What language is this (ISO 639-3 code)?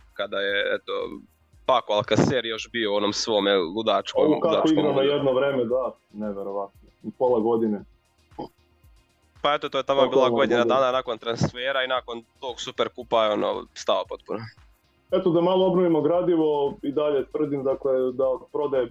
hrv